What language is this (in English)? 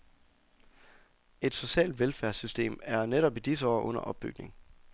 Danish